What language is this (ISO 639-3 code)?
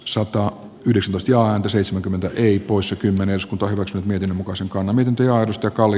fin